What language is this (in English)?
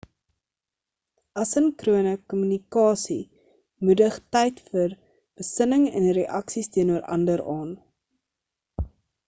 Afrikaans